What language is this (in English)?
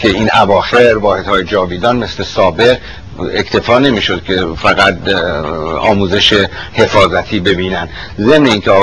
Persian